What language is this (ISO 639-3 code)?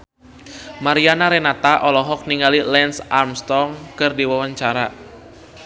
sun